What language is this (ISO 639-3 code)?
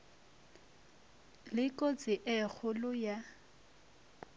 nso